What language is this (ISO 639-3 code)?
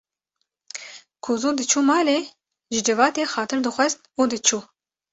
kur